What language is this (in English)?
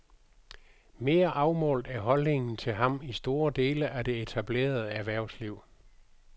Danish